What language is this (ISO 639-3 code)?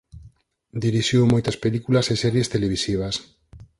glg